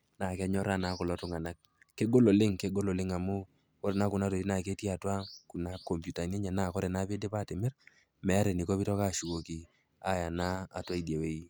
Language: Masai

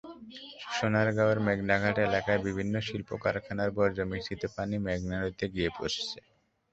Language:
Bangla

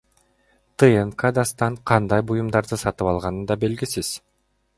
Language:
Kyrgyz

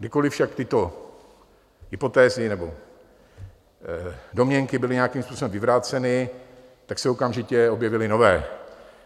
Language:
Czech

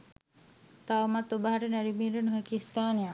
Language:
Sinhala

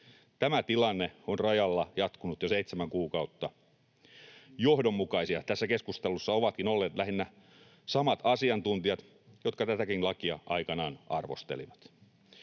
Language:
Finnish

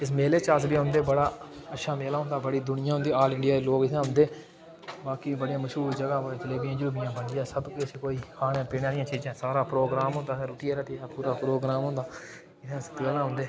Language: Dogri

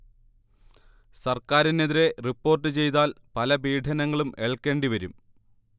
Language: Malayalam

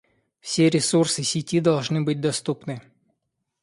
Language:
Russian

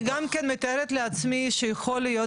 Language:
Hebrew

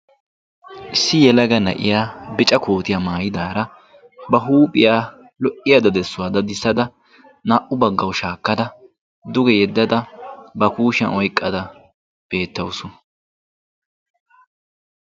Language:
Wolaytta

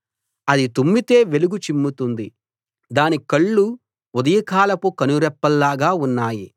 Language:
Telugu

